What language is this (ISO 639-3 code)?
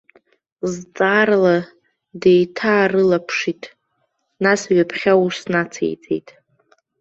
abk